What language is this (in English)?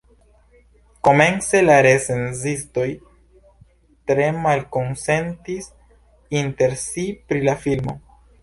Esperanto